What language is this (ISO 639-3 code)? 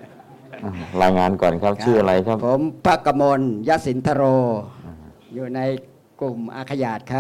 tha